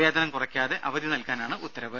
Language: Malayalam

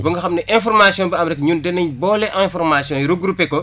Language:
Wolof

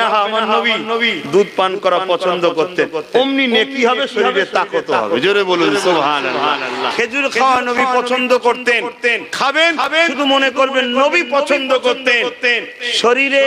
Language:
Bangla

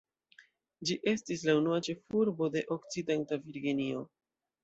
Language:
Esperanto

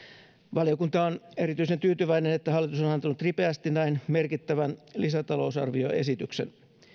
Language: Finnish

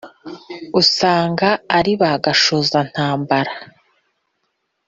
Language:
Kinyarwanda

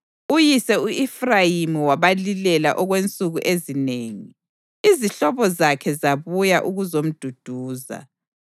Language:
North Ndebele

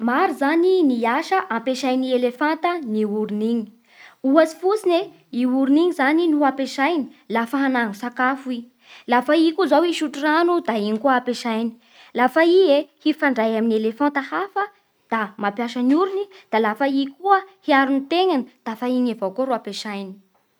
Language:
Bara Malagasy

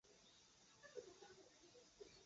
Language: Chinese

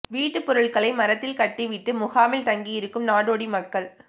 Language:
Tamil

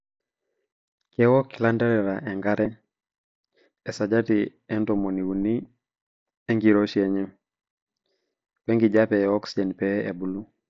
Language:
Masai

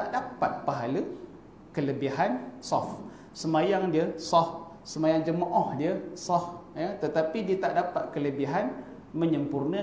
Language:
Malay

